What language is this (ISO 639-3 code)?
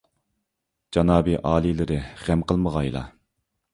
uig